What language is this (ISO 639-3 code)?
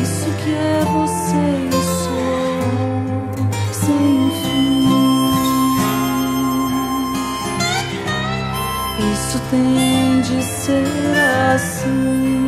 por